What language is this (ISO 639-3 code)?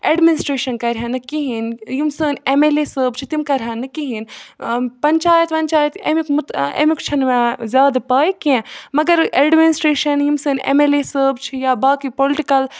kas